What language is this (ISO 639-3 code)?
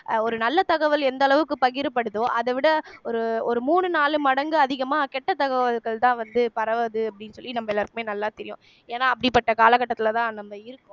tam